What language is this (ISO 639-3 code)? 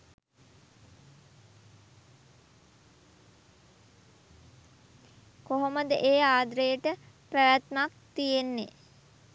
sin